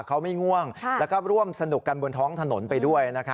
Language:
Thai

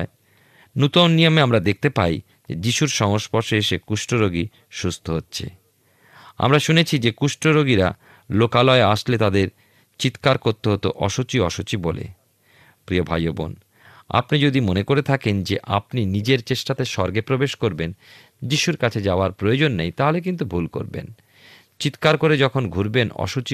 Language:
Bangla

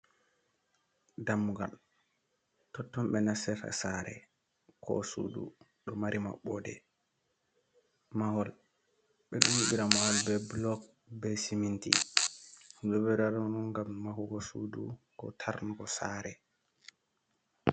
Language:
Fula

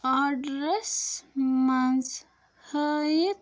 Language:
Kashmiri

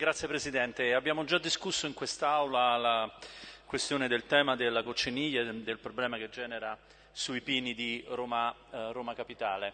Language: Italian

